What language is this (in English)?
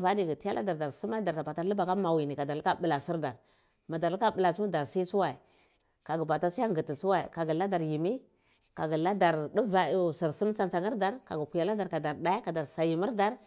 Cibak